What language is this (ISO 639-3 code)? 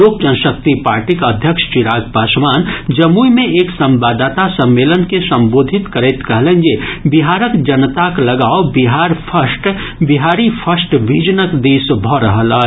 mai